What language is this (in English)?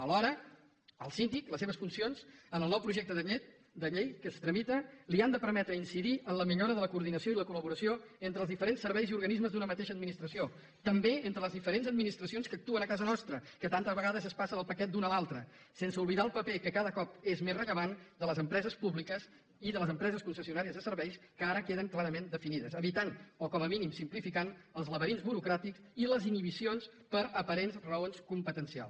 Catalan